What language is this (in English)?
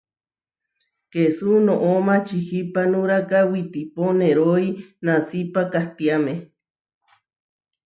Huarijio